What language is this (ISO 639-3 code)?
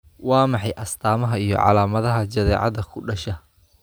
som